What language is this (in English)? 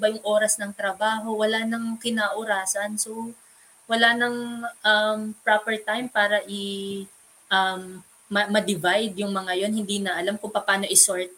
Filipino